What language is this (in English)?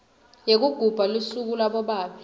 Swati